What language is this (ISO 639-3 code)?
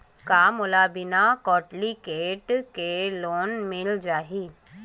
hne